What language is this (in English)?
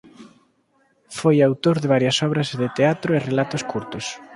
Galician